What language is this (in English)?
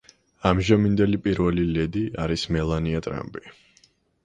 Georgian